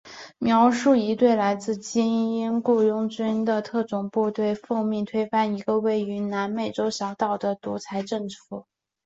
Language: Chinese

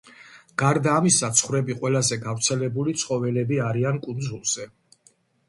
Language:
Georgian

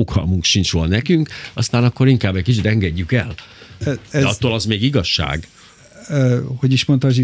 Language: Hungarian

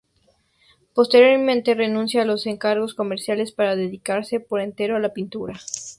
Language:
Spanish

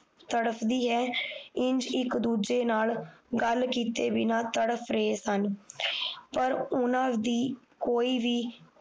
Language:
Punjabi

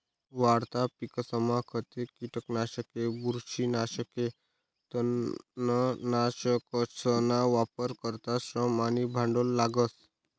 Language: Marathi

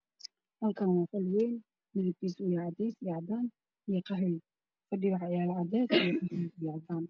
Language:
Somali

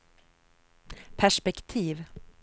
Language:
Swedish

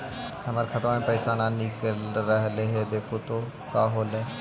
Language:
Magahi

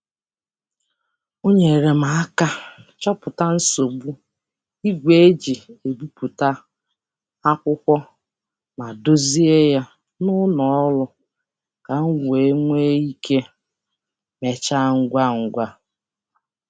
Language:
Igbo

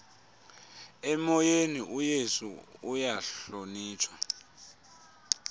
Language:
Xhosa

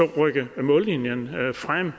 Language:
Danish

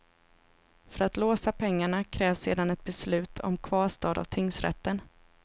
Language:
Swedish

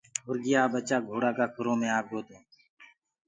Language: Gurgula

